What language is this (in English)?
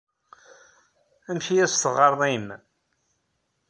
Kabyle